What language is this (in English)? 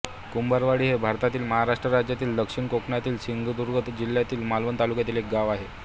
Marathi